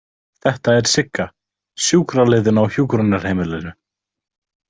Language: Icelandic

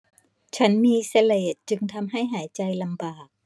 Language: Thai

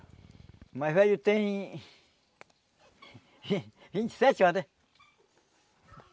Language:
Portuguese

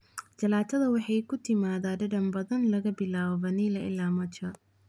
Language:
Somali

